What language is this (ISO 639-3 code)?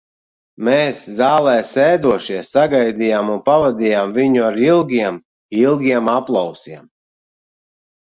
lav